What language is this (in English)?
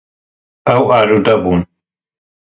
Kurdish